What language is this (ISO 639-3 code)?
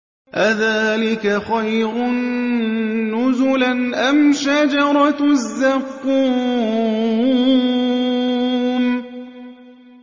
ara